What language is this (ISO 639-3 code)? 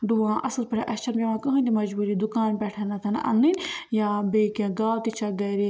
kas